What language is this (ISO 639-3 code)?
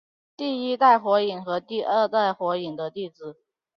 zho